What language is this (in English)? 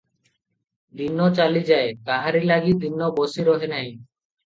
Odia